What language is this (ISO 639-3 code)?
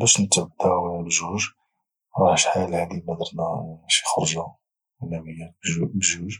ary